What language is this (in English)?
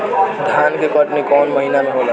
Bhojpuri